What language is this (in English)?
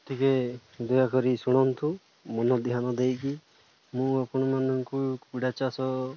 Odia